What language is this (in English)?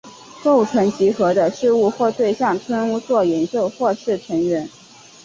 Chinese